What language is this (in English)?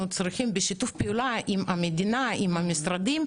Hebrew